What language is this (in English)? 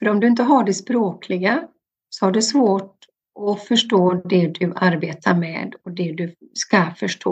Swedish